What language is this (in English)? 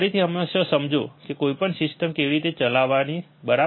Gujarati